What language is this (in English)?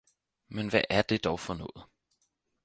Danish